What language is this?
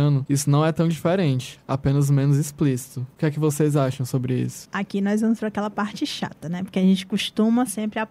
Portuguese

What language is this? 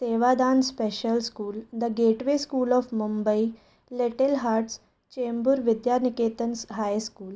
Sindhi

